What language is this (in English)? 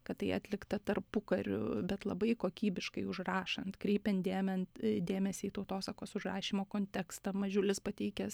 Lithuanian